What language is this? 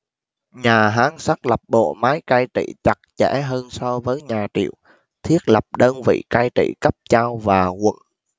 Vietnamese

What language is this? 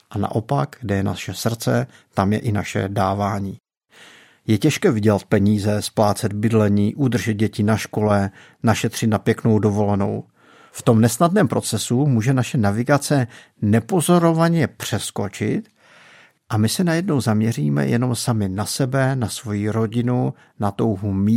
Czech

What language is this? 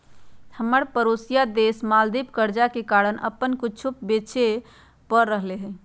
Magahi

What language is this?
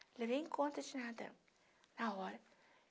Portuguese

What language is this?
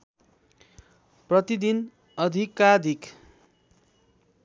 Nepali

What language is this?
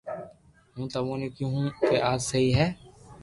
Loarki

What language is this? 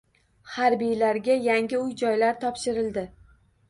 Uzbek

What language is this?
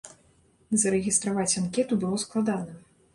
Belarusian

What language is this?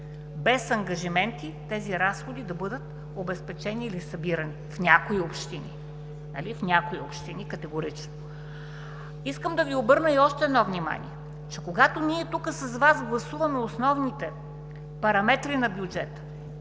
Bulgarian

